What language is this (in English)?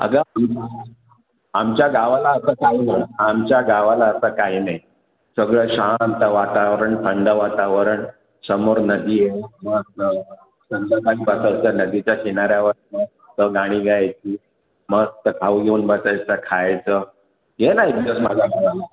Marathi